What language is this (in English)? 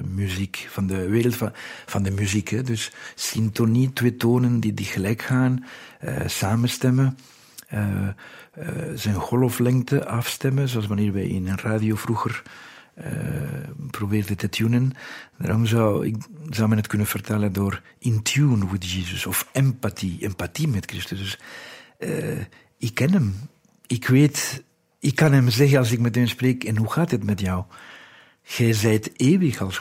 Dutch